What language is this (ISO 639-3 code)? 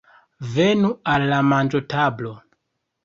epo